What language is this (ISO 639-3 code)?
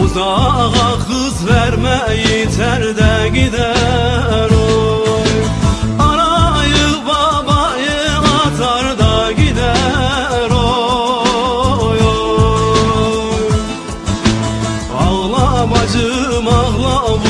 tur